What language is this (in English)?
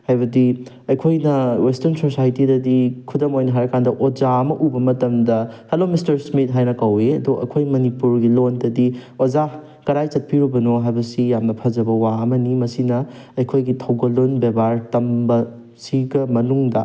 Manipuri